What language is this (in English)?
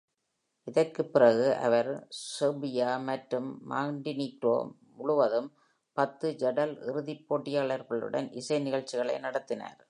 Tamil